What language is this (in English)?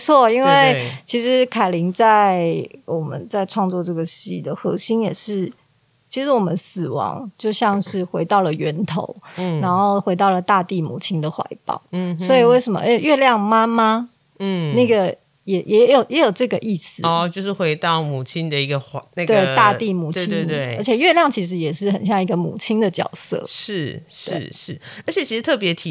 Chinese